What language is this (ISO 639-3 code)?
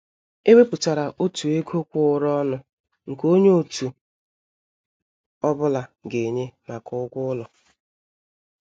ibo